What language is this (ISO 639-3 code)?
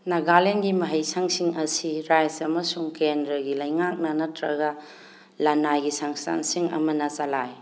mni